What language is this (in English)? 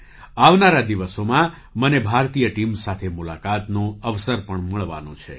Gujarati